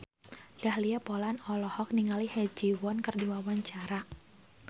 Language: Sundanese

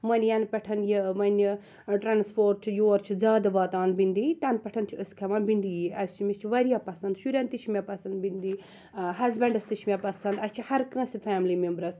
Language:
Kashmiri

